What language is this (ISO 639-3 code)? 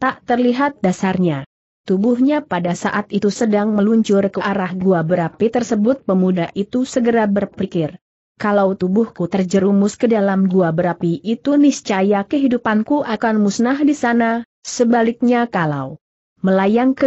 ind